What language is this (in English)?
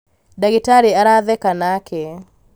Kikuyu